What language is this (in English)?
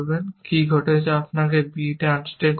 Bangla